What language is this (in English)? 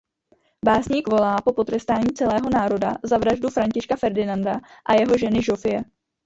Czech